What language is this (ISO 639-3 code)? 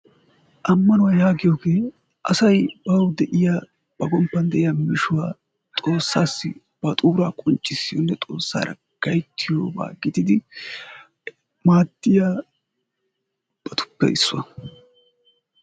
wal